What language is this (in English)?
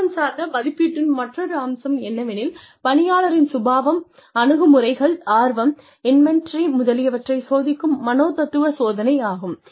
Tamil